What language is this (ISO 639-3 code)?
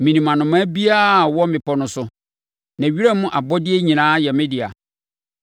aka